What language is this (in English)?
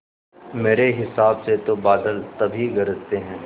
Hindi